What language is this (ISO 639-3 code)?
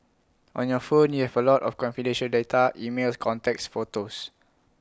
eng